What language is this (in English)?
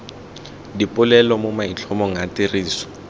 Tswana